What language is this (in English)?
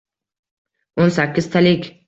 Uzbek